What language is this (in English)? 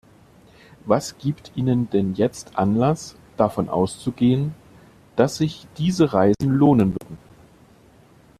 German